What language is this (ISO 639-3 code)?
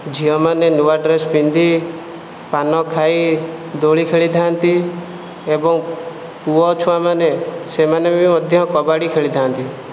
ori